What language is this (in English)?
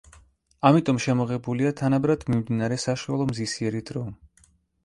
Georgian